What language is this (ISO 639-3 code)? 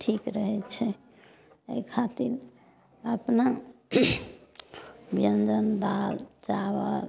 mai